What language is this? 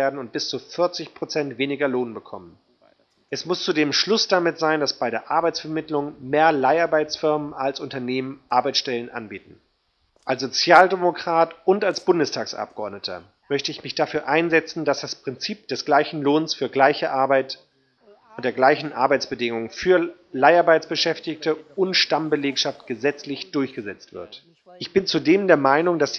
German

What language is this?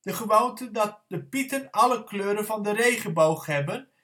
Dutch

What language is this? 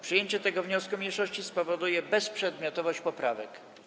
Polish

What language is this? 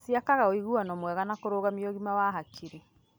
Kikuyu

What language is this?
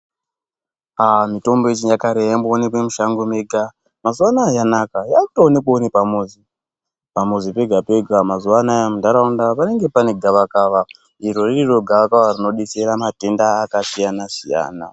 Ndau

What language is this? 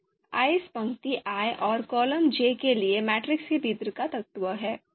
Hindi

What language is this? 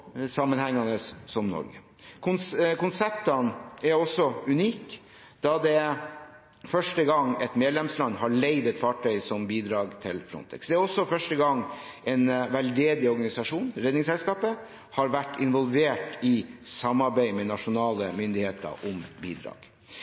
Norwegian Bokmål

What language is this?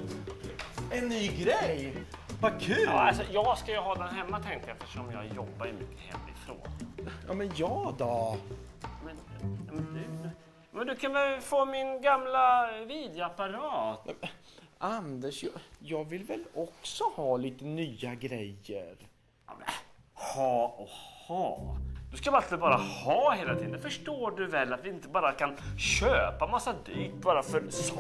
Swedish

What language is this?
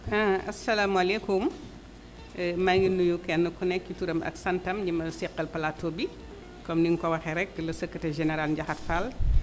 Wolof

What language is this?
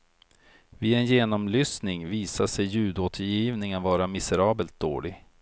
Swedish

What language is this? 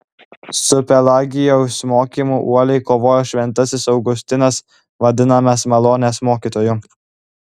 Lithuanian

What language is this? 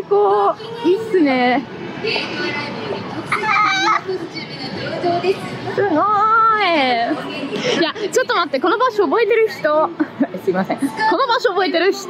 Japanese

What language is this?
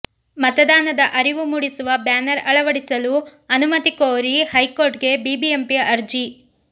Kannada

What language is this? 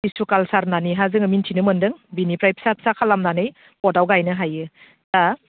Bodo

